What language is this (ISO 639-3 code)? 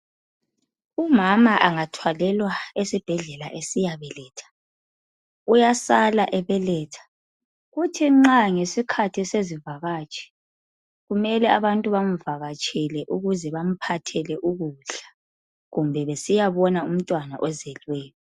nde